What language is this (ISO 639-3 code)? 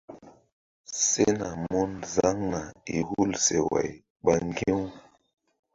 mdd